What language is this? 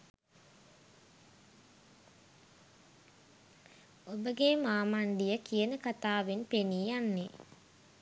Sinhala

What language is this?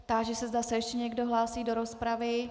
Czech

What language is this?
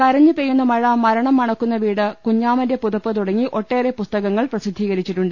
Malayalam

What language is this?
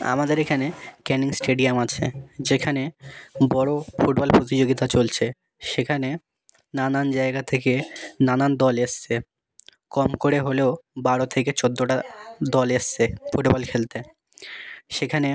Bangla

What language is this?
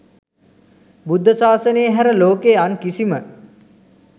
Sinhala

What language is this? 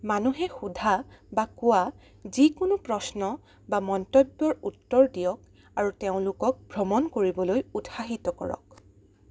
Assamese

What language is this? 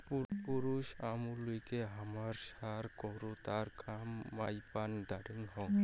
Bangla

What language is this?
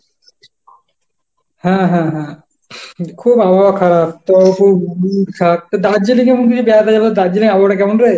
Bangla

